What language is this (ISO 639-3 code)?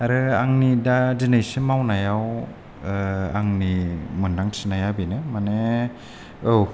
brx